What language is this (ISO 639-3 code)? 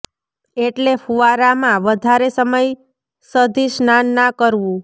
guj